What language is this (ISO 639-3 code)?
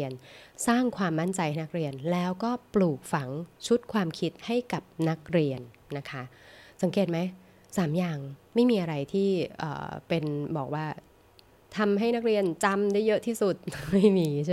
tha